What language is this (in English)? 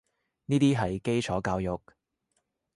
Cantonese